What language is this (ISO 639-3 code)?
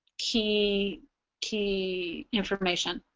eng